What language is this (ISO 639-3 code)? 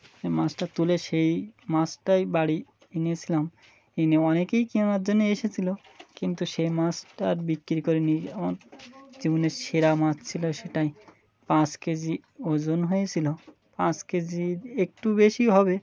ben